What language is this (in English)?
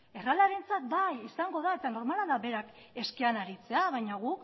Basque